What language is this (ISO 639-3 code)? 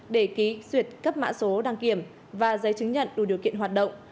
vie